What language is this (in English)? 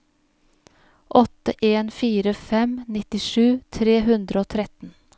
Norwegian